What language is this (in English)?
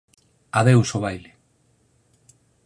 Galician